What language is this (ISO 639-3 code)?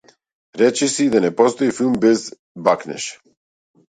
mkd